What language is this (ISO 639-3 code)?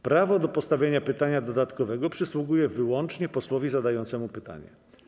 pol